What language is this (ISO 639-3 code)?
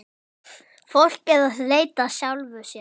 isl